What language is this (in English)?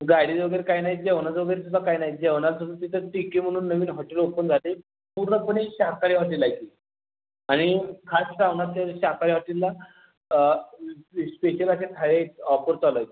Marathi